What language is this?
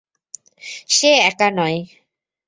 Bangla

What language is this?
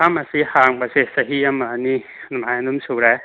Manipuri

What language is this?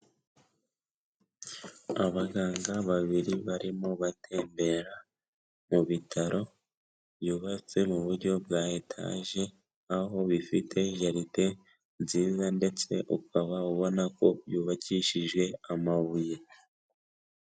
Kinyarwanda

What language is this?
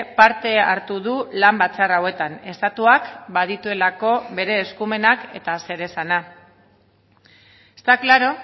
Basque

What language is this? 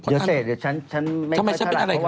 Thai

